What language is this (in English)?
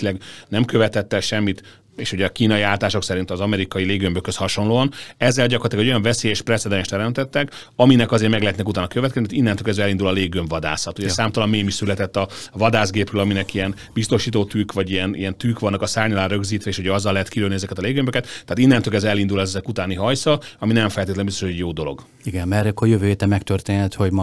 Hungarian